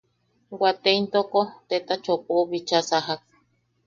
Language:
Yaqui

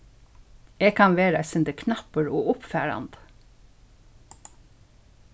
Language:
Faroese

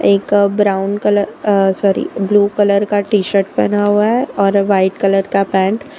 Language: Hindi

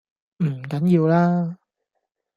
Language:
Cantonese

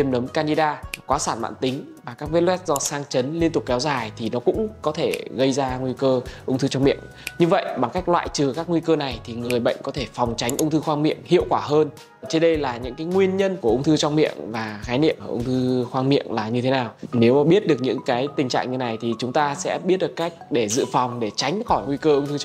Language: Vietnamese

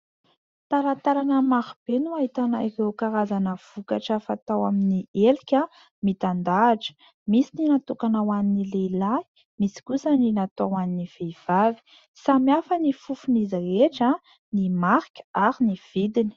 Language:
Malagasy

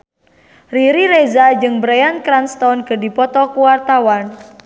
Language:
Sundanese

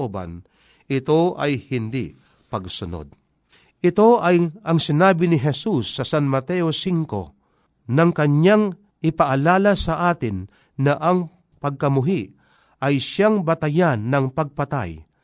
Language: Filipino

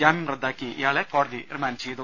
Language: Malayalam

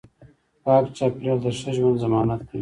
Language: Pashto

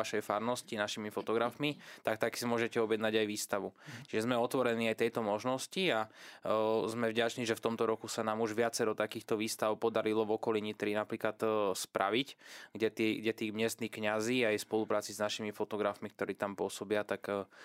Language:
Slovak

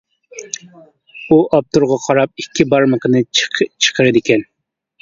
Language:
Uyghur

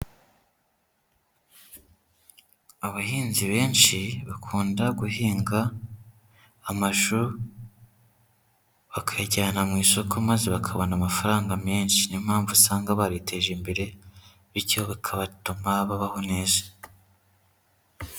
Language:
Kinyarwanda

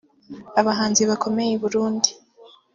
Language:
Kinyarwanda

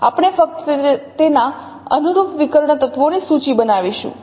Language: Gujarati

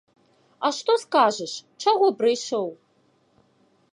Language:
Belarusian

